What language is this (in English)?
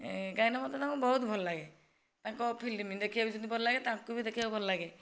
Odia